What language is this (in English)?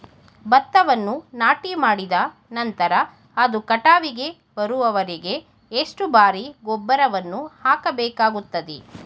Kannada